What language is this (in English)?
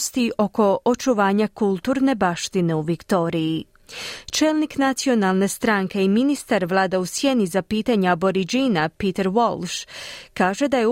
Croatian